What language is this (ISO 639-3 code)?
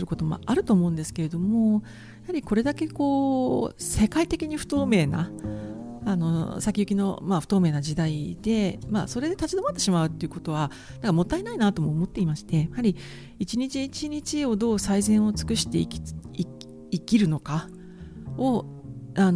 jpn